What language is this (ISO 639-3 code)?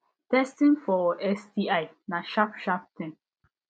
pcm